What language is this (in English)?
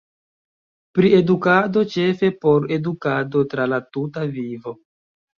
Esperanto